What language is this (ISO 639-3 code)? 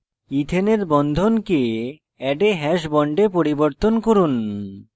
ben